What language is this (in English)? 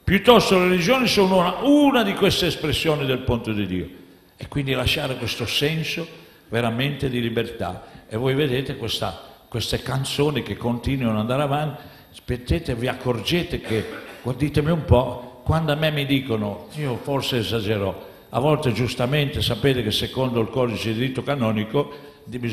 Italian